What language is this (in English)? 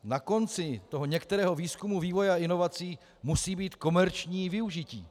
Czech